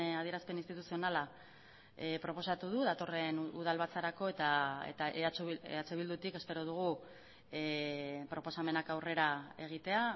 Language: Basque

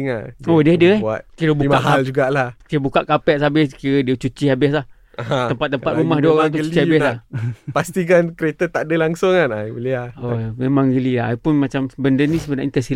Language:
Malay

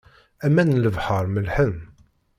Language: Kabyle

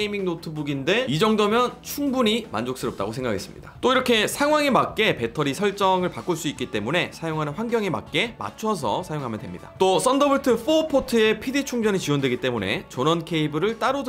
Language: Korean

